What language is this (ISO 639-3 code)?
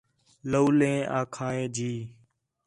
xhe